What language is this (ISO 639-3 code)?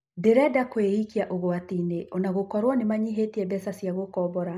kik